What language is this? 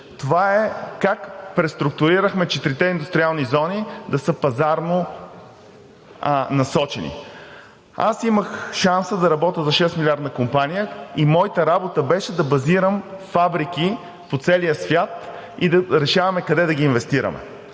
Bulgarian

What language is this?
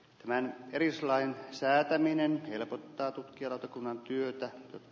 Finnish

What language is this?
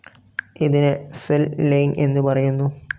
Malayalam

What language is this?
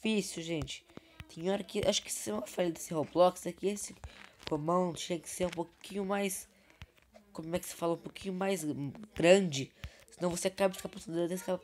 Portuguese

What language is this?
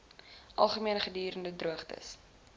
Afrikaans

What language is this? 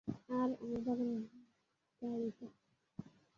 Bangla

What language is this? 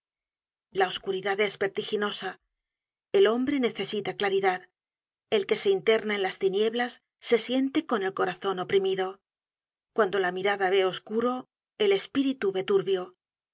Spanish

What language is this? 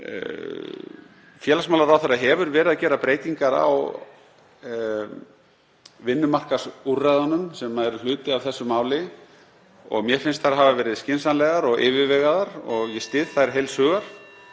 Icelandic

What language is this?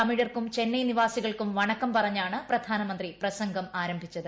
Malayalam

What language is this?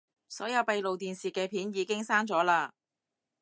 Cantonese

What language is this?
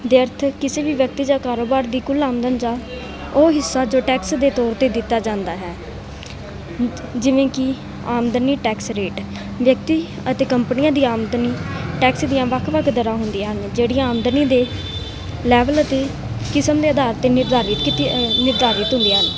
Punjabi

